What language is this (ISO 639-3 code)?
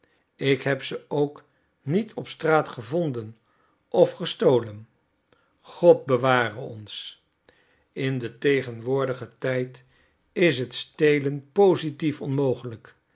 nld